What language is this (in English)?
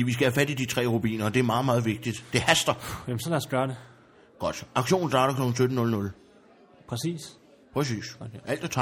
Danish